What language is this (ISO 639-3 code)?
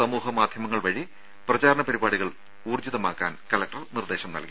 mal